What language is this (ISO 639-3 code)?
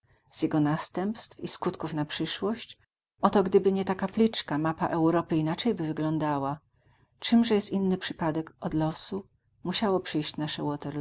pol